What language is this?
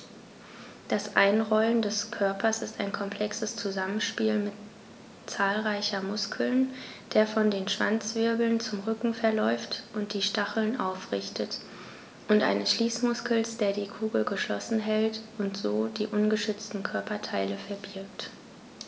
German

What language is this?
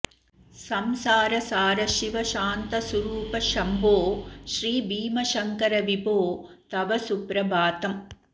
Sanskrit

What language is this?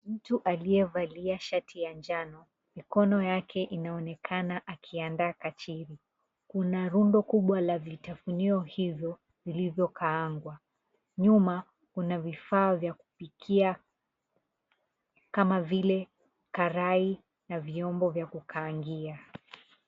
Swahili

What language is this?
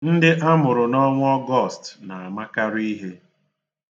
Igbo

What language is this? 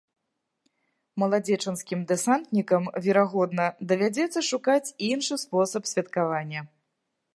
Belarusian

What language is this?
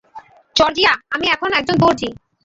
Bangla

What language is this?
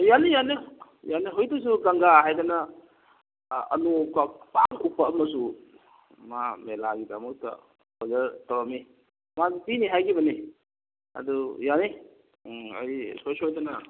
Manipuri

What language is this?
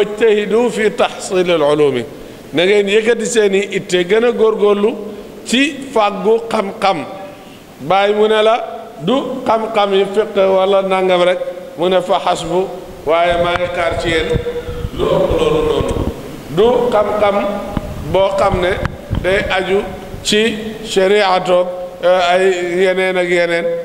Arabic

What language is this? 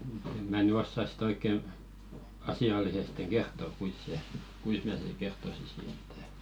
Finnish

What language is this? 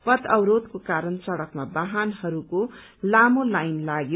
Nepali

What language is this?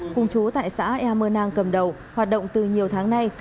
Vietnamese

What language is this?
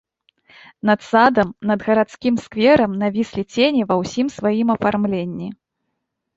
Belarusian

